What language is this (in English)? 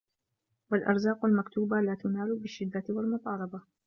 Arabic